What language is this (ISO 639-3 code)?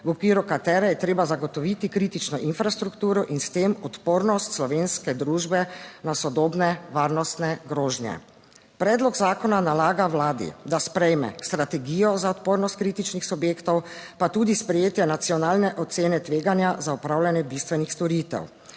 slv